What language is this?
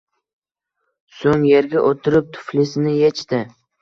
Uzbek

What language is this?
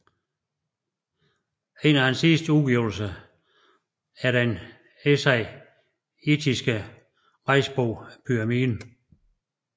Danish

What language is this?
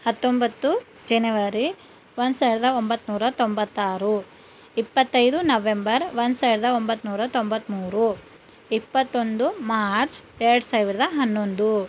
Kannada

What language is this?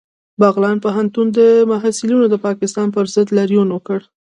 Pashto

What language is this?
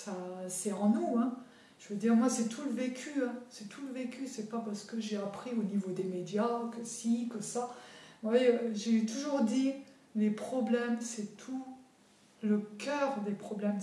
French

